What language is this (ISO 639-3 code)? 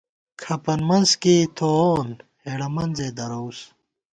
gwt